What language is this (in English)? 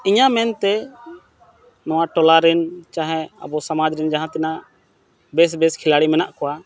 Santali